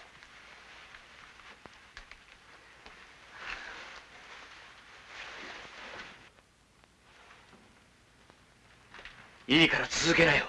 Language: Japanese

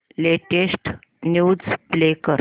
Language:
Marathi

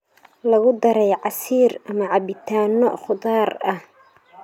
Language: Somali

